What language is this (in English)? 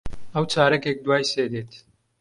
Central Kurdish